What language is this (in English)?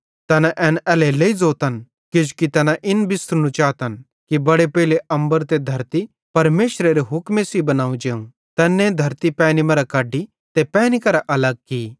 Bhadrawahi